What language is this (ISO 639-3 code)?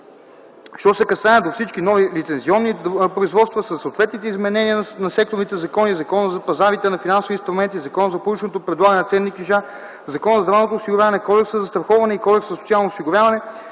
bul